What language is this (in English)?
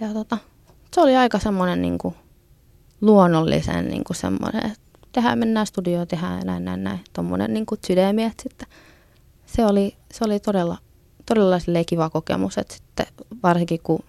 Finnish